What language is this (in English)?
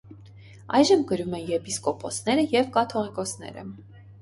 Armenian